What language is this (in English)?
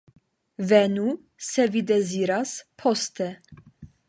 Esperanto